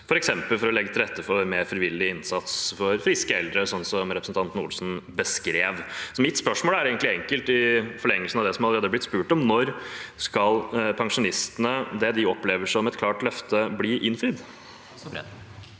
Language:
Norwegian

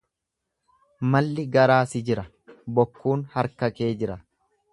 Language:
Oromo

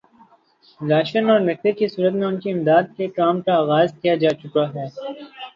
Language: Urdu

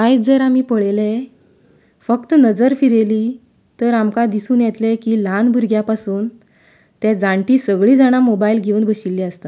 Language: Konkani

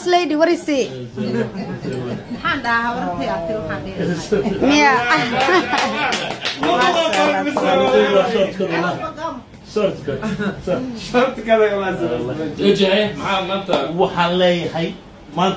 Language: Arabic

